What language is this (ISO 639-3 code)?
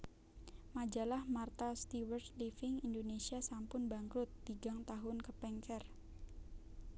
jav